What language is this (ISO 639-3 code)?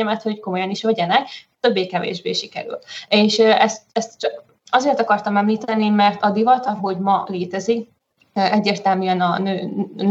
hun